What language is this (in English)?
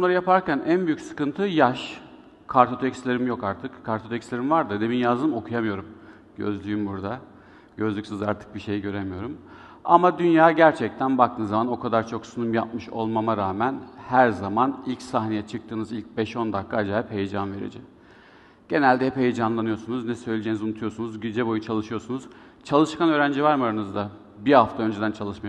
Turkish